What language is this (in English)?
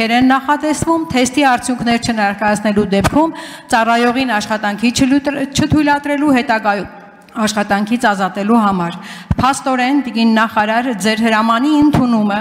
Romanian